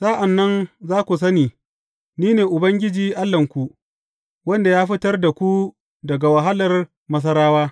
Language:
Hausa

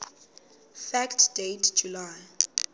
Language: Xhosa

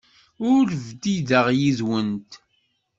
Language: Kabyle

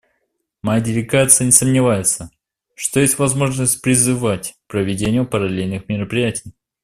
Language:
Russian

